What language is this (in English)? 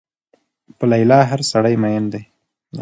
Pashto